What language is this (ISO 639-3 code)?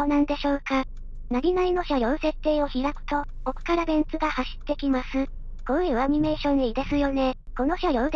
jpn